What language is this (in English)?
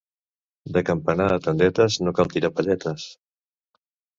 Catalan